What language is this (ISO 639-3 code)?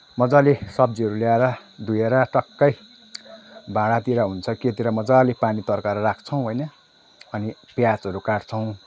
nep